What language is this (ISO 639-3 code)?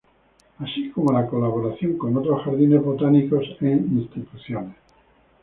spa